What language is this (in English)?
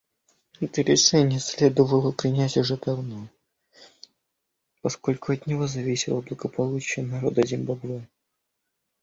Russian